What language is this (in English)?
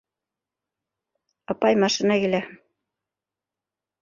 Bashkir